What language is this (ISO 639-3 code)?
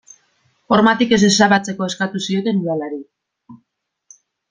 eus